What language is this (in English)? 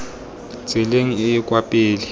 Tswana